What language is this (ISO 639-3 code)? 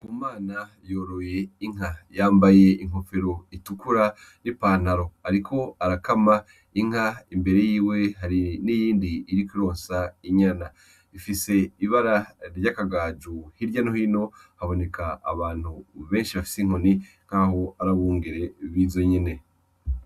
run